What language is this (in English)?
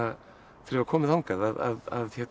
Icelandic